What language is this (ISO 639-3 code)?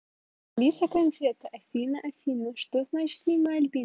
rus